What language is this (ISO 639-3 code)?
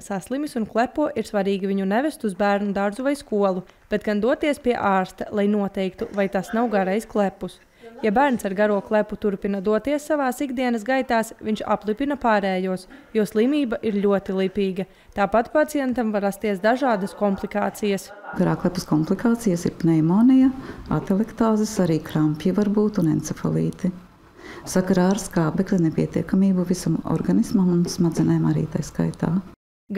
lav